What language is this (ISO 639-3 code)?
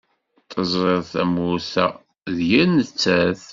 kab